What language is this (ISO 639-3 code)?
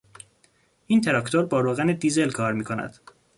fas